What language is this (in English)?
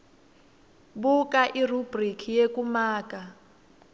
Swati